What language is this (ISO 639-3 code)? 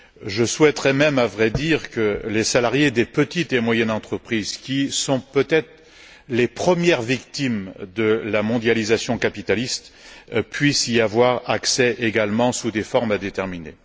fra